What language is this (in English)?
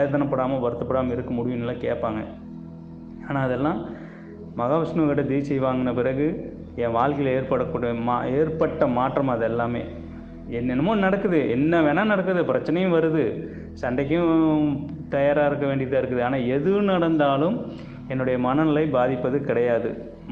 Indonesian